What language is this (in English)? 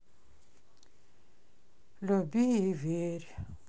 Russian